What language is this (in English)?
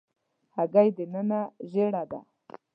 Pashto